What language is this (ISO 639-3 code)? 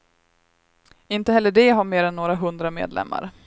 swe